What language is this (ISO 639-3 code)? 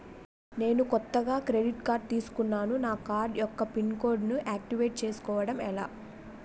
tel